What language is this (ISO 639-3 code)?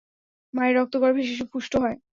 ben